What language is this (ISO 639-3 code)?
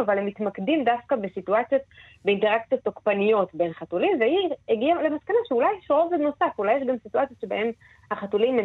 heb